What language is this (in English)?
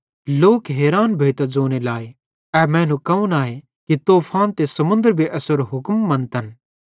Bhadrawahi